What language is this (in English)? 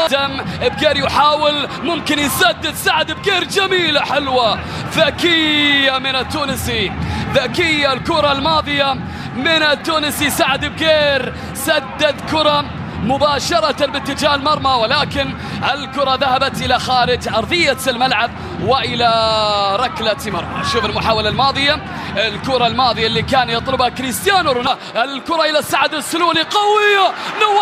Arabic